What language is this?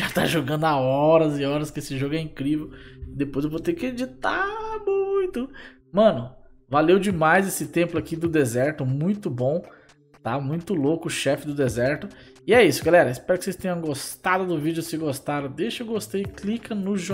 Portuguese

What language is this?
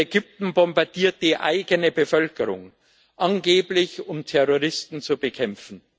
German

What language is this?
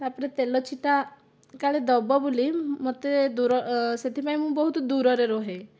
Odia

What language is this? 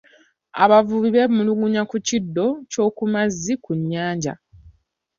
Ganda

